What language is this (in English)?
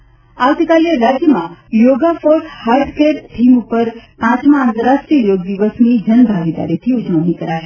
Gujarati